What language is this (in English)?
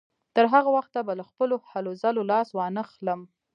Pashto